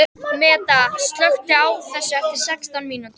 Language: Icelandic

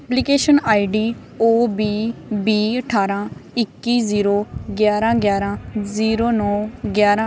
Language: Punjabi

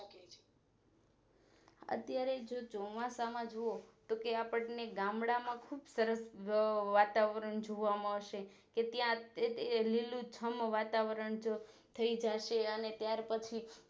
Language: Gujarati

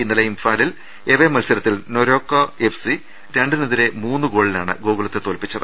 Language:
Malayalam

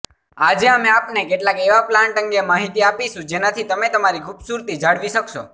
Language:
Gujarati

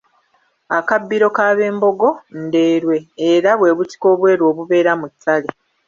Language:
Ganda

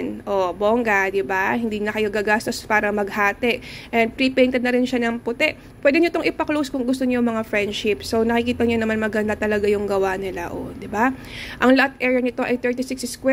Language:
Filipino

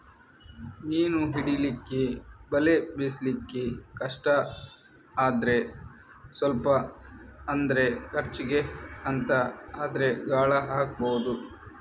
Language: Kannada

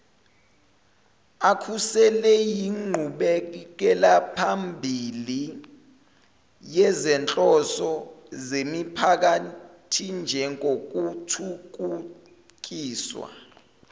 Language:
Zulu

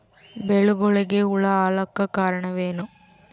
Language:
Kannada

